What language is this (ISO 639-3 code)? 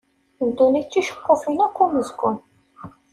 kab